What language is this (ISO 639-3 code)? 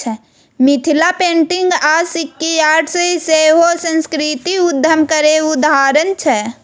mai